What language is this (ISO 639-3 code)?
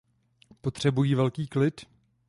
ces